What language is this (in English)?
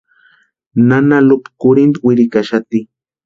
Western Highland Purepecha